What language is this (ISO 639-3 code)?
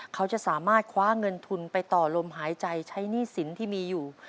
tha